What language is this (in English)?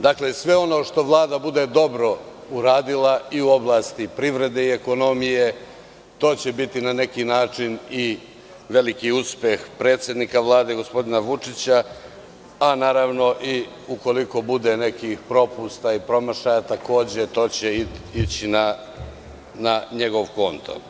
Serbian